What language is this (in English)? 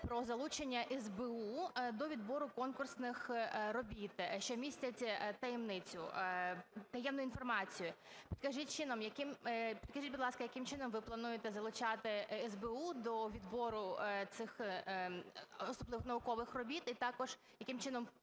Ukrainian